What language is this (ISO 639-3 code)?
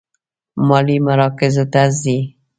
pus